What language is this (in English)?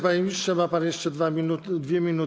Polish